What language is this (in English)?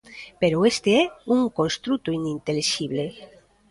Galician